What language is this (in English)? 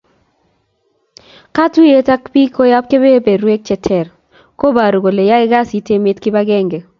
Kalenjin